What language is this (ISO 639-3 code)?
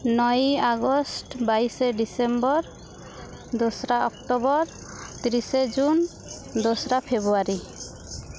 sat